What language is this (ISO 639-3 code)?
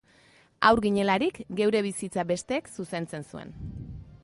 eus